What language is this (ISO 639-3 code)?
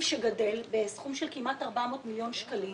heb